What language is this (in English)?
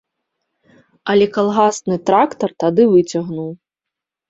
Belarusian